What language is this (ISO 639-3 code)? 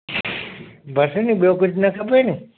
snd